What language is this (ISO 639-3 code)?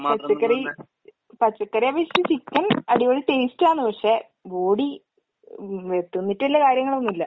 mal